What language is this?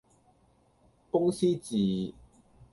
Cantonese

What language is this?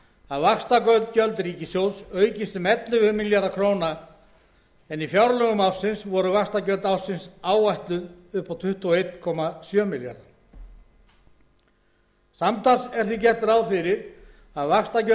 Icelandic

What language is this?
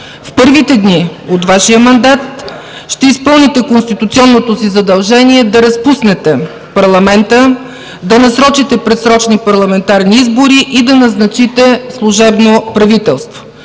Bulgarian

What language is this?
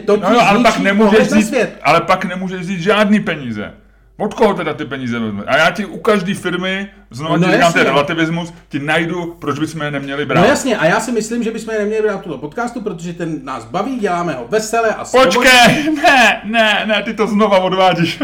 Czech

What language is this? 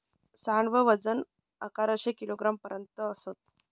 Marathi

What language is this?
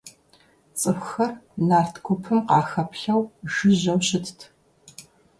Kabardian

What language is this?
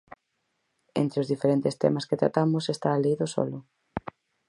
Galician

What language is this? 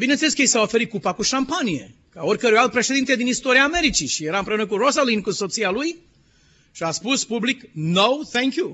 Romanian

